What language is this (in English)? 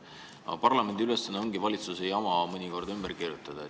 Estonian